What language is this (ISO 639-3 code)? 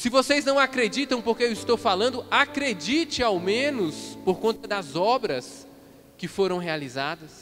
por